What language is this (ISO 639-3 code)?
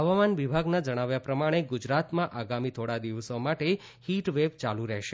guj